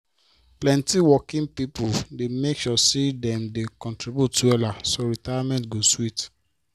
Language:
Nigerian Pidgin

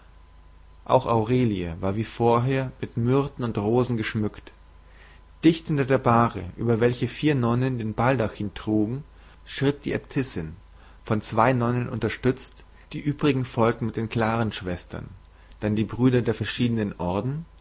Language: German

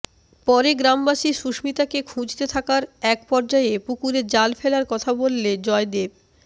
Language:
Bangla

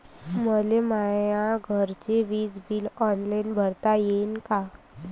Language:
Marathi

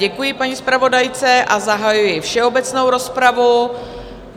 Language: Czech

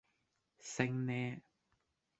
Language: Cantonese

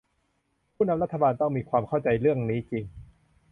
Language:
Thai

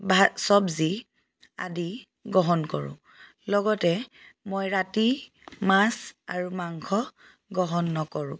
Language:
Assamese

